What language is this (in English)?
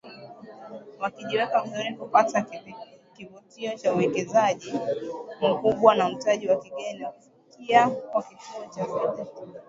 Swahili